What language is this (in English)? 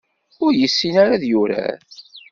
Kabyle